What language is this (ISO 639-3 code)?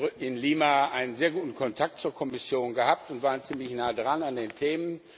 deu